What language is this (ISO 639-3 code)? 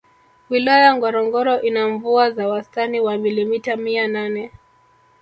swa